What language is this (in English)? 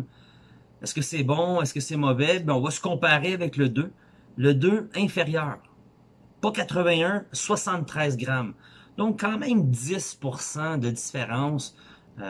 French